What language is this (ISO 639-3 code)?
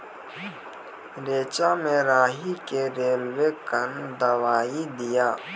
mai